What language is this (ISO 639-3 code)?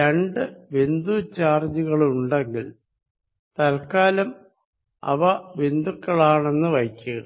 mal